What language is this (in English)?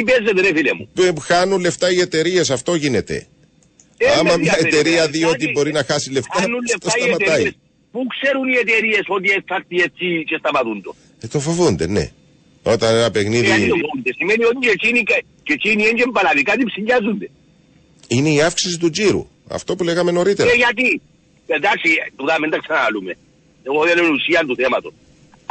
Greek